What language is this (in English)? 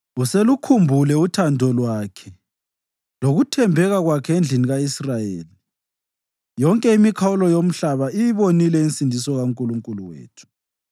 North Ndebele